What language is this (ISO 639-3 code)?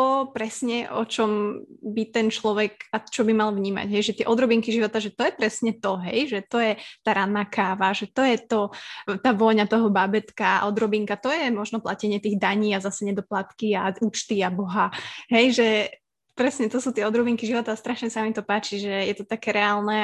slk